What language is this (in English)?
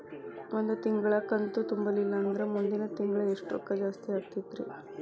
Kannada